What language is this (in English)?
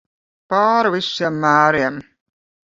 Latvian